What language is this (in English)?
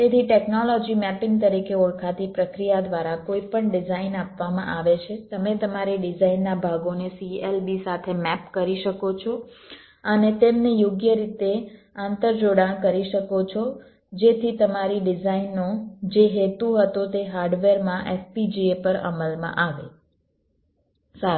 Gujarati